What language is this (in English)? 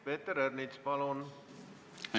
Estonian